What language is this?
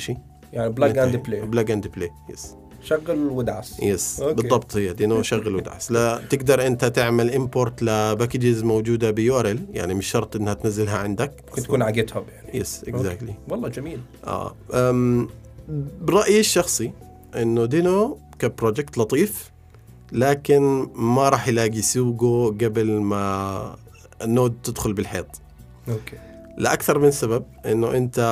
Arabic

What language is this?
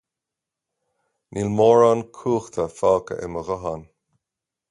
Irish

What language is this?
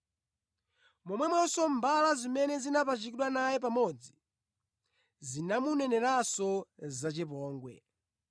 Nyanja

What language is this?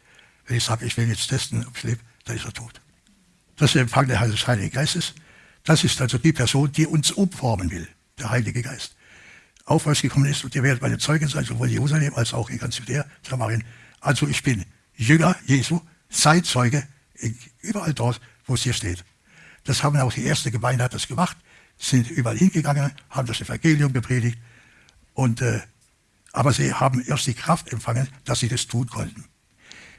German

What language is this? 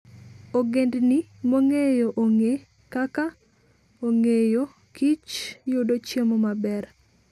Luo (Kenya and Tanzania)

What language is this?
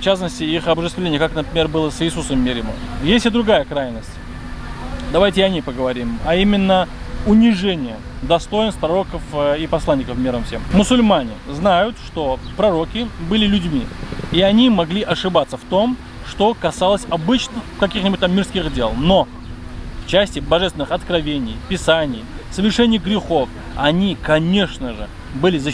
Russian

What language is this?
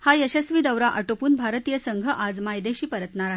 Marathi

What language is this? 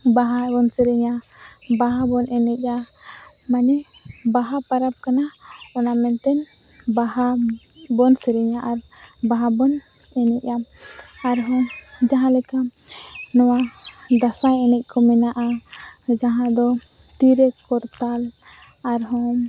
Santali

